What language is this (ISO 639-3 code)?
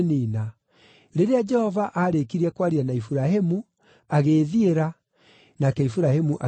kik